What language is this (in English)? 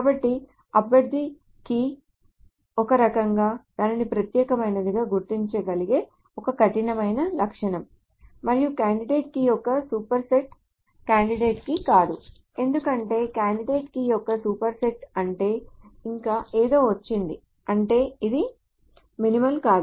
Telugu